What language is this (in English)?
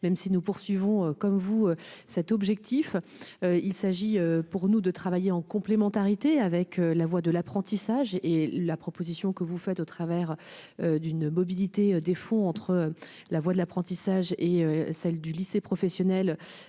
French